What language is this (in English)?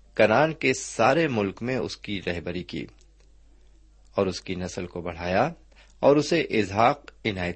Urdu